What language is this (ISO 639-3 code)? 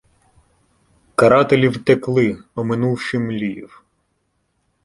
ukr